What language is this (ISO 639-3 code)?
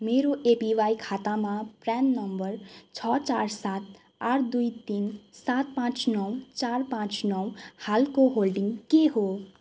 nep